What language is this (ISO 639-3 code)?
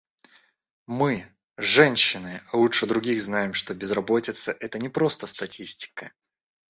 rus